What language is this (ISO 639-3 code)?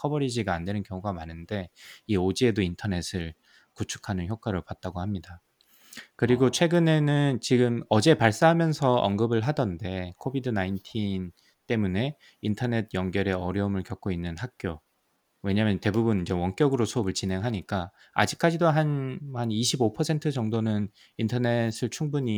kor